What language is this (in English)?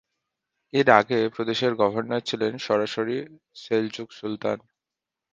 Bangla